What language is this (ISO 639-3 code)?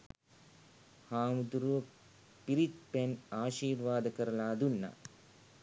sin